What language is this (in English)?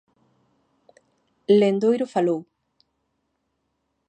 Galician